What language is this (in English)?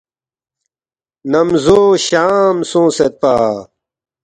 Balti